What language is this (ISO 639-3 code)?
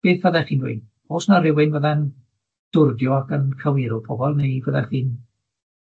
cym